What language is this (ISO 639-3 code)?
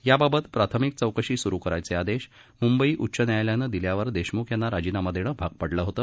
mar